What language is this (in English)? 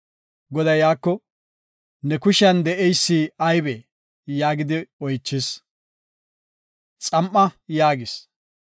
Gofa